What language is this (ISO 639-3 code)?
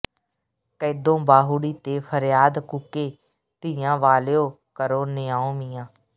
pan